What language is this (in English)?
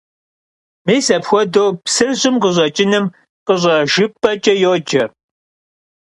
Kabardian